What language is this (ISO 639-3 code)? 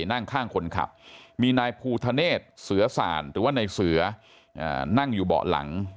tha